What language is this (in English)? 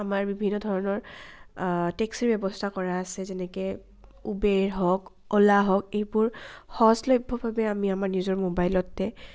Assamese